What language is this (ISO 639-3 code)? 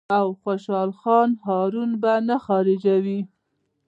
pus